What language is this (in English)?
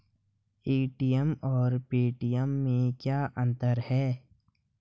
Hindi